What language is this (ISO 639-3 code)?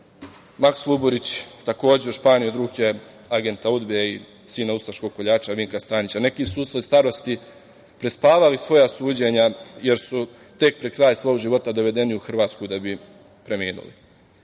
srp